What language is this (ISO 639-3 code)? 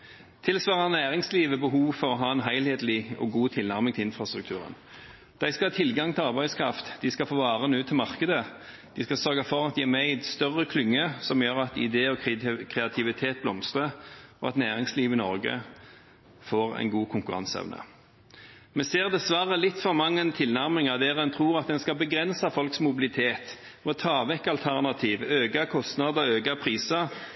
nob